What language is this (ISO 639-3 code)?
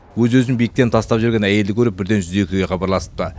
kaz